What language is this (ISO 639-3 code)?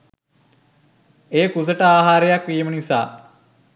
sin